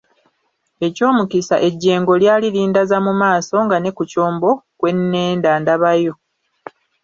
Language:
Ganda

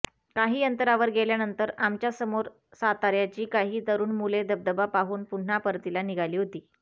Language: Marathi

